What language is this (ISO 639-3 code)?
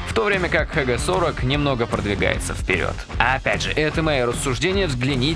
rus